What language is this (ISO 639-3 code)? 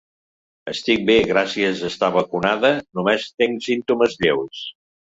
cat